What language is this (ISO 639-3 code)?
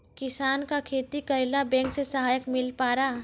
mai